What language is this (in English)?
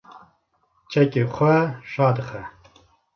Kurdish